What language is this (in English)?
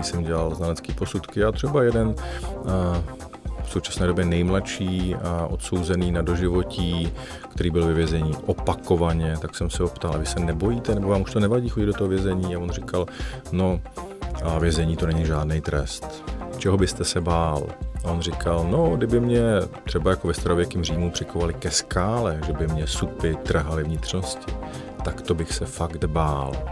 Czech